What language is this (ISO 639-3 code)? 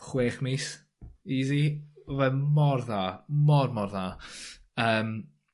cym